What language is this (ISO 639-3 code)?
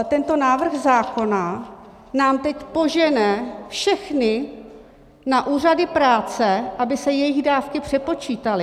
ces